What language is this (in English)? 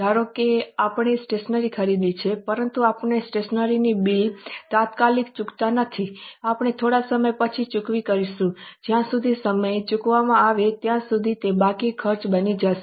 Gujarati